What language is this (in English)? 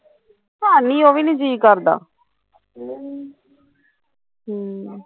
Punjabi